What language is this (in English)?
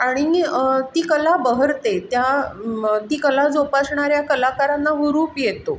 Marathi